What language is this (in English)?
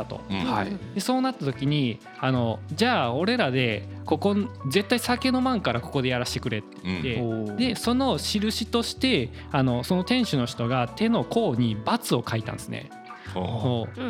Japanese